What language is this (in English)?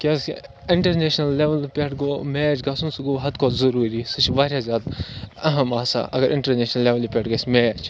Kashmiri